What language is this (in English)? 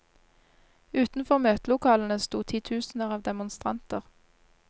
Norwegian